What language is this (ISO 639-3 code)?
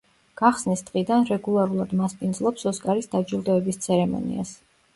kat